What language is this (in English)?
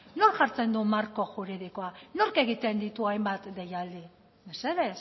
Basque